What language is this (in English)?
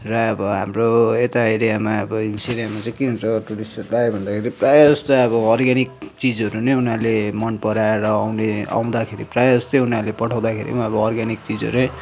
Nepali